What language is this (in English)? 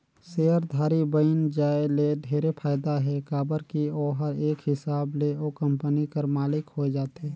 Chhattisgarhi